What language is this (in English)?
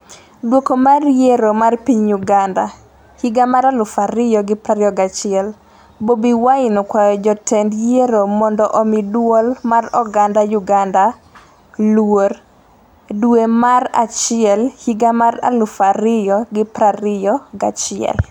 Luo (Kenya and Tanzania)